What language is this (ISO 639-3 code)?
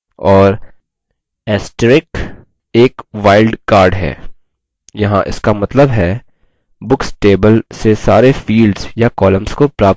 hin